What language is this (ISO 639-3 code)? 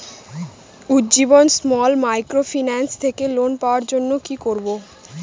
ben